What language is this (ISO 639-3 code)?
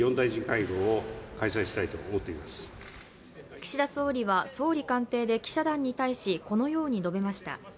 jpn